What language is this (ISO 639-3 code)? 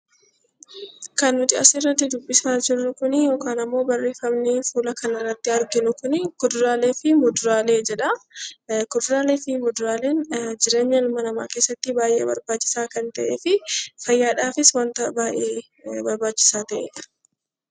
orm